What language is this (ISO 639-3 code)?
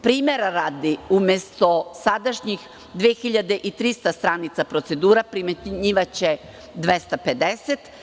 srp